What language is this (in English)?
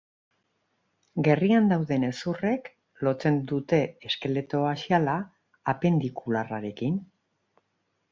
Basque